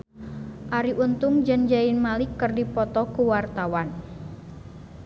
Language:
Sundanese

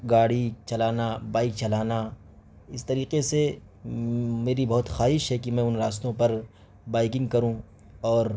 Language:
Urdu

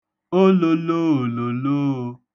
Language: Igbo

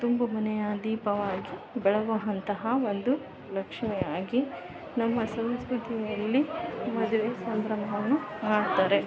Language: Kannada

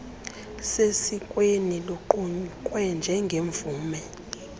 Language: Xhosa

